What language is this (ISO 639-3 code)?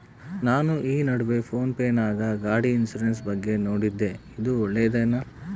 kan